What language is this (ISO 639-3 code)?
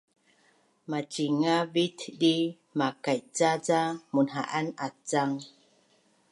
bnn